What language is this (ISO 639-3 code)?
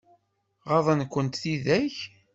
kab